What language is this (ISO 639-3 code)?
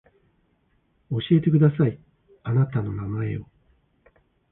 jpn